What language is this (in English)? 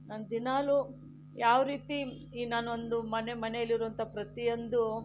Kannada